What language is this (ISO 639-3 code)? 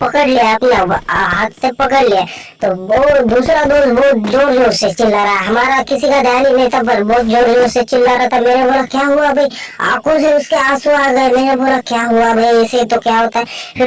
tur